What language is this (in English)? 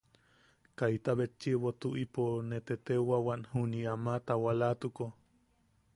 Yaqui